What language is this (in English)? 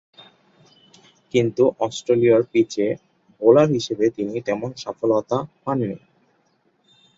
Bangla